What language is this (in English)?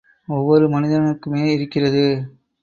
Tamil